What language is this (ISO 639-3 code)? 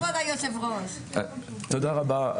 heb